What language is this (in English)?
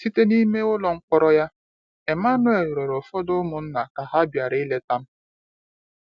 Igbo